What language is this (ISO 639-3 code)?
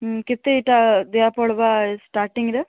ori